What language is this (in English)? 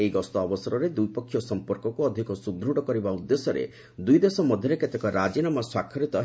Odia